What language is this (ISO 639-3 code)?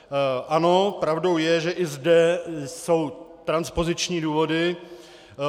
ces